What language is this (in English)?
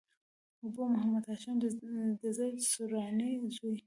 Pashto